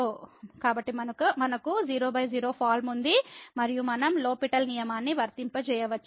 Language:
Telugu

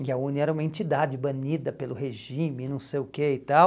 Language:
Portuguese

